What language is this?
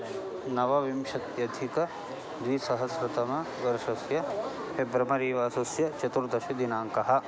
Sanskrit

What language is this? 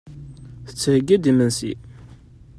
Kabyle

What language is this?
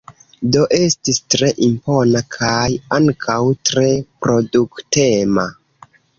Esperanto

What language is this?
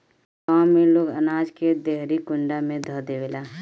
Bhojpuri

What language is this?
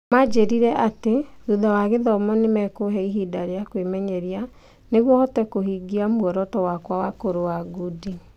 Kikuyu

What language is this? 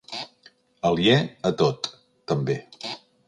Catalan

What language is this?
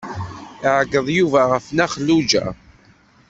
Kabyle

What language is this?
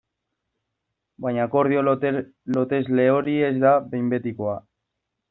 Basque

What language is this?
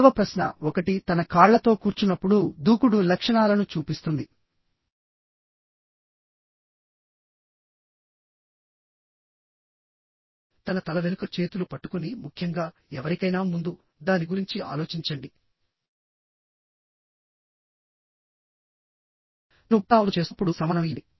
Telugu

